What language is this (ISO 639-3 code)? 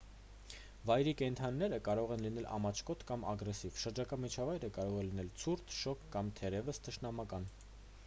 hye